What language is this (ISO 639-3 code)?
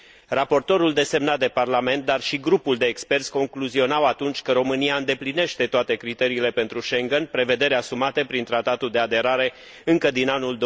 ron